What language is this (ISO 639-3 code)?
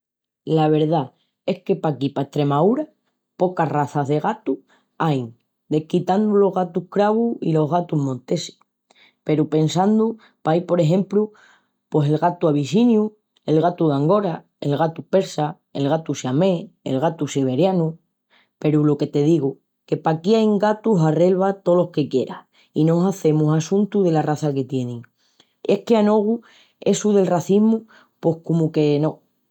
ext